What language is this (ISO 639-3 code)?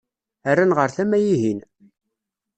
kab